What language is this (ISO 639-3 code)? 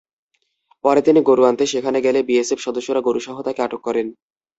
ben